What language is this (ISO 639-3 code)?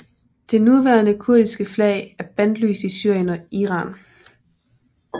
dan